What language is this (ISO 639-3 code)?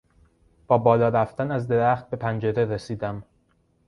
fas